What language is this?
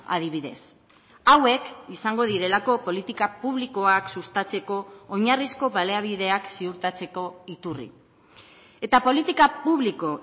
Basque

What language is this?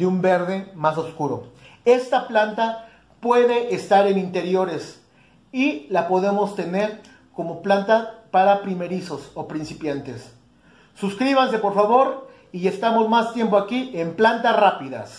Spanish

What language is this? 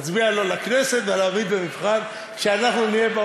Hebrew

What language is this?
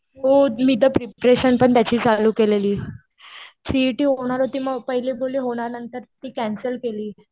Marathi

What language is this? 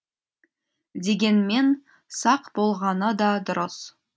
Kazakh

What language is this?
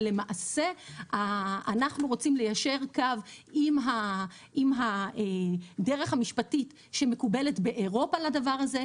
Hebrew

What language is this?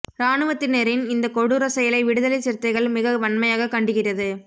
Tamil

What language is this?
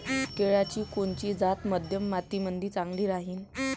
Marathi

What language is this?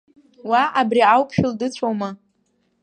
Abkhazian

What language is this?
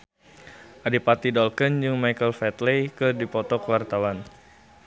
Sundanese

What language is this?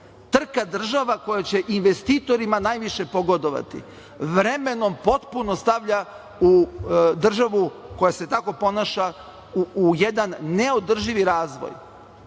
Serbian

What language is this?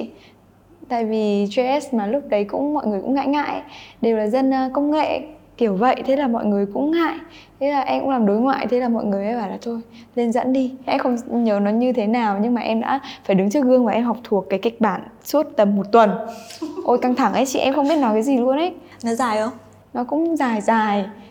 Vietnamese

